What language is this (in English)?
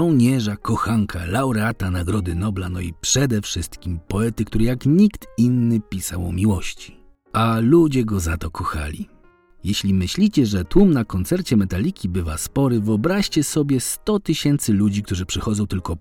Polish